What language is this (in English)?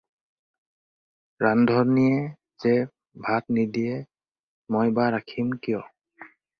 Assamese